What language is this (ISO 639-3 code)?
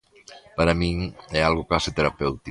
glg